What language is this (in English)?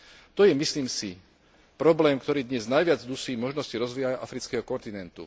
Slovak